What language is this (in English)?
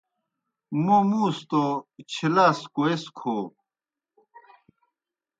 Kohistani Shina